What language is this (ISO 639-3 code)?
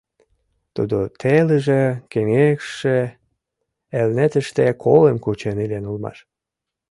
chm